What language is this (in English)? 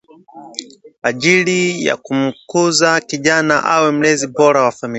Swahili